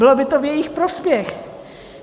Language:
Czech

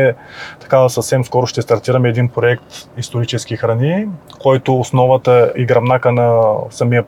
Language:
Bulgarian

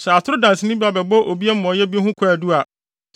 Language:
Akan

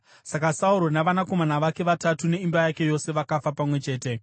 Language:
Shona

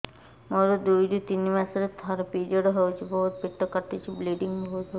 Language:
Odia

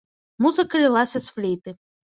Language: Belarusian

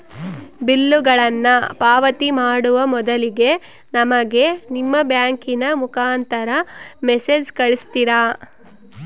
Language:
Kannada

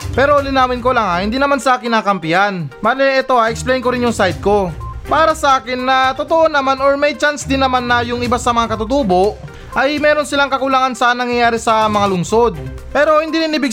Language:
Filipino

